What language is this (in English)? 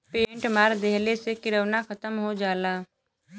Bhojpuri